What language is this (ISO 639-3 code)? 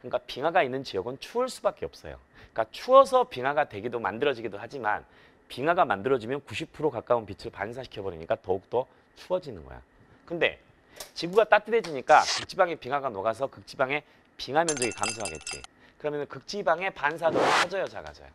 kor